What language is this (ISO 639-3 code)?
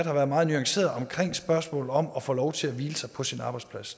dan